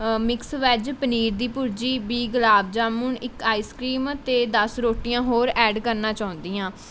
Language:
Punjabi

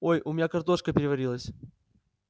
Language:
Russian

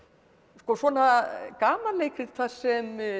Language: Icelandic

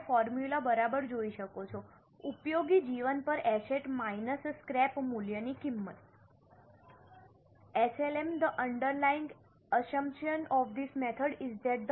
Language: Gujarati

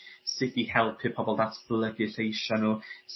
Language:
Welsh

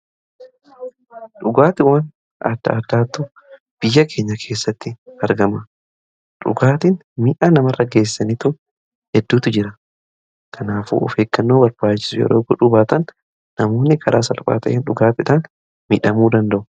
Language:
Oromo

